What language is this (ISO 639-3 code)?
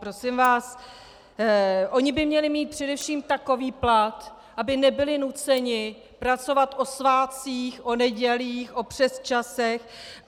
ces